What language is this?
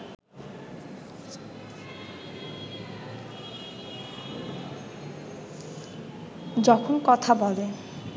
Bangla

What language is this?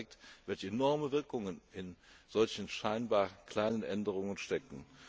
German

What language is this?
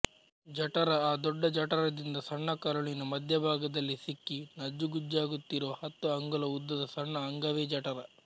Kannada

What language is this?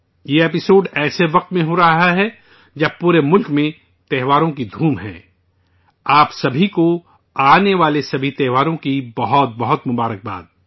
Urdu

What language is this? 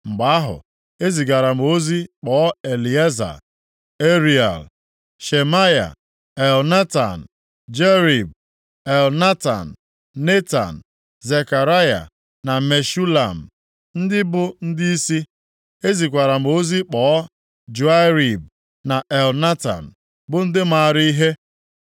Igbo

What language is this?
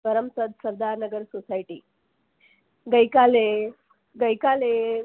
Gujarati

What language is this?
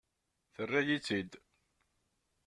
Kabyle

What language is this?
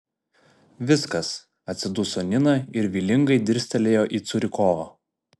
Lithuanian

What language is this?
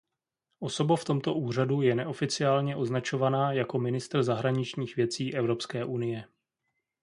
Czech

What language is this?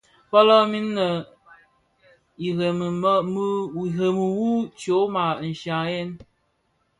Bafia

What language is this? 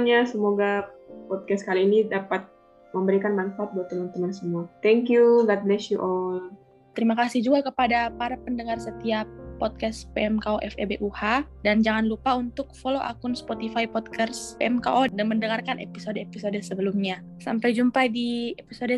Indonesian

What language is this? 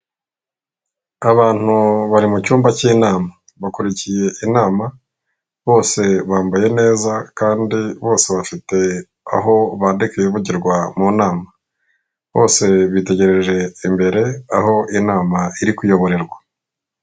Kinyarwanda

